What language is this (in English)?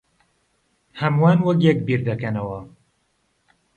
Central Kurdish